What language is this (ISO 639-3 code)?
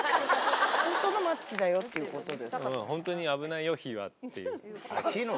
jpn